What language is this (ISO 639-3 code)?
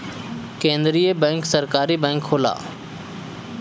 bho